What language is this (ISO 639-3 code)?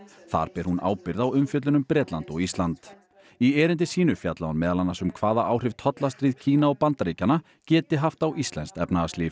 isl